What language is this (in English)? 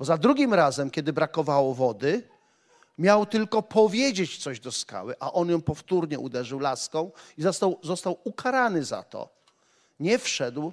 Polish